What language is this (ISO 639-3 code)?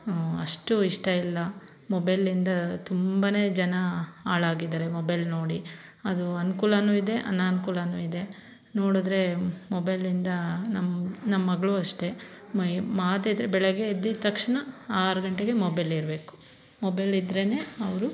kan